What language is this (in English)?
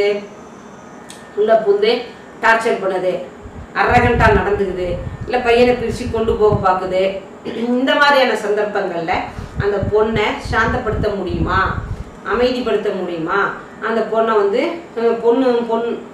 Indonesian